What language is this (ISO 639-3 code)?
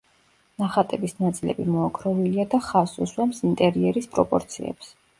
kat